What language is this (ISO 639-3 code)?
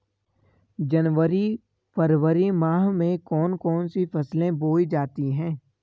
hin